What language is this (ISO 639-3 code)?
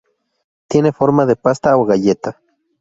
spa